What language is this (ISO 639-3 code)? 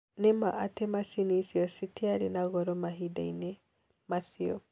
kik